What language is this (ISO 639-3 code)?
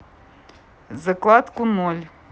rus